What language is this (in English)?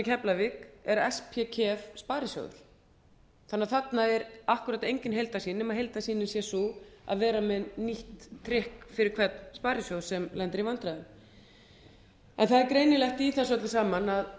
Icelandic